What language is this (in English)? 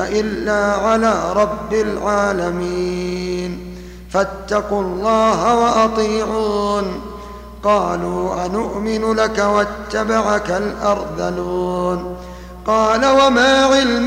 Arabic